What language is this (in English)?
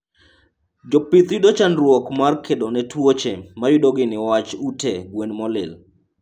Luo (Kenya and Tanzania)